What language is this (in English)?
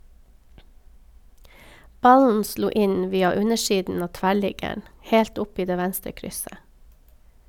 Norwegian